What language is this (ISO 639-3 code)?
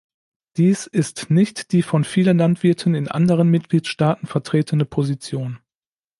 deu